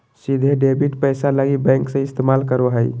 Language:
Magahi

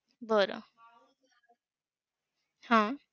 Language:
Marathi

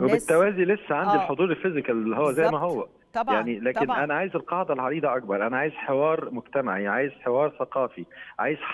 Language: Arabic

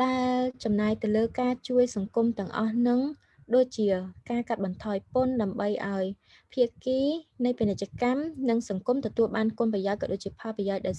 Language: Vietnamese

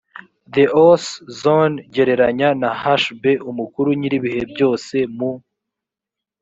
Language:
Kinyarwanda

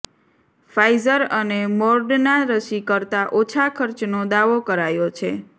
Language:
Gujarati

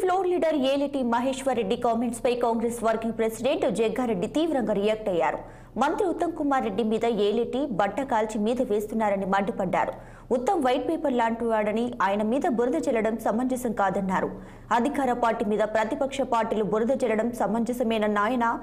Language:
Telugu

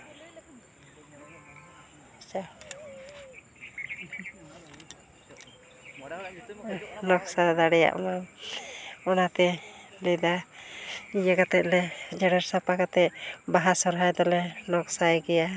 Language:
Santali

